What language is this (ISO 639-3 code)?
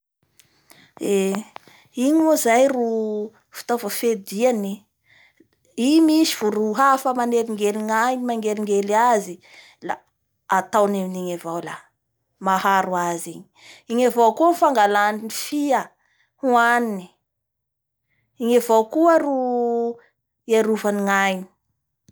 bhr